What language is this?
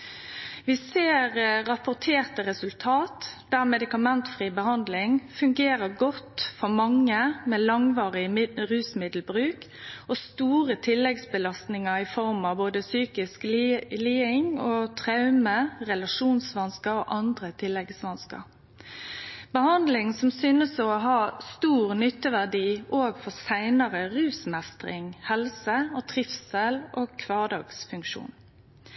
Norwegian Nynorsk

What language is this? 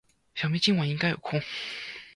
Chinese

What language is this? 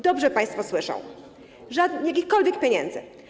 Polish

